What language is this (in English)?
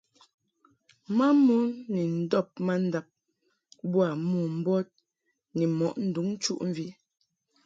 Mungaka